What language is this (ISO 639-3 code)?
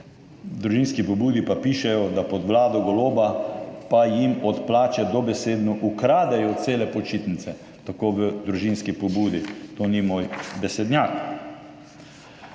slv